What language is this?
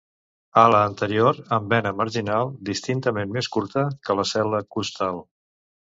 Catalan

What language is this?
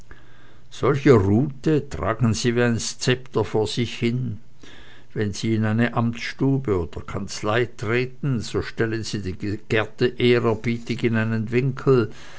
German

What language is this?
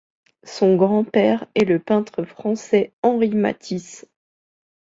French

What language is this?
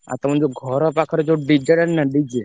Odia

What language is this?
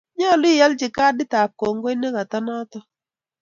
Kalenjin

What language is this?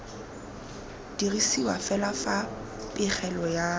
Tswana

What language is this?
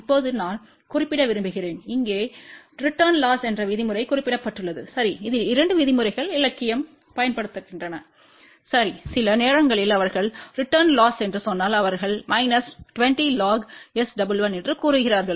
Tamil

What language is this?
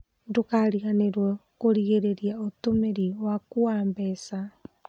Kikuyu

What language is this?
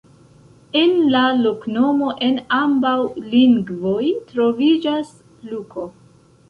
Esperanto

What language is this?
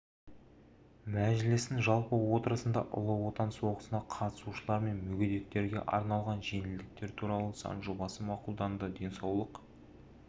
Kazakh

